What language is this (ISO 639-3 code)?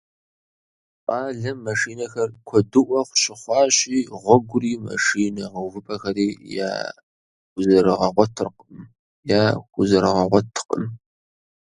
kbd